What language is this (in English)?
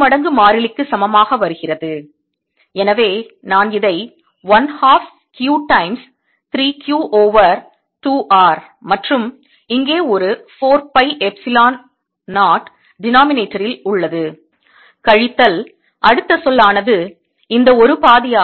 Tamil